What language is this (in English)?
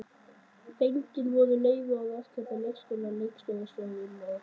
Icelandic